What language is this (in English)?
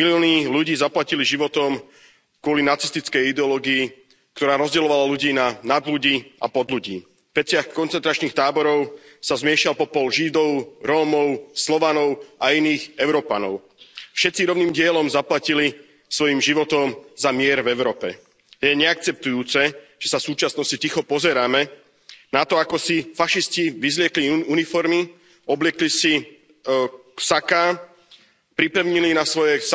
Slovak